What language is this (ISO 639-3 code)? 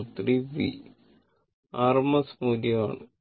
mal